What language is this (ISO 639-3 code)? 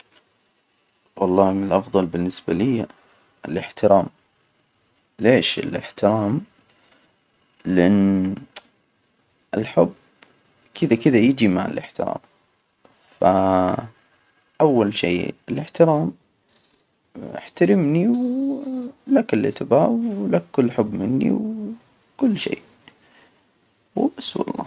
acw